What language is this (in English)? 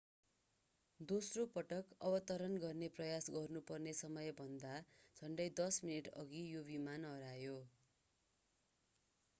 Nepali